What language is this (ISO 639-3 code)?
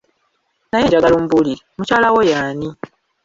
lug